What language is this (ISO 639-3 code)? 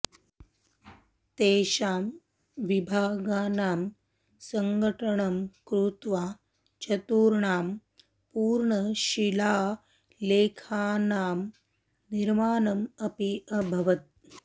san